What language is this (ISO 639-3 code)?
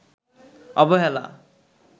ben